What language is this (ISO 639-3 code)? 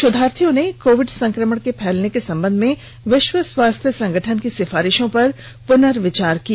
hin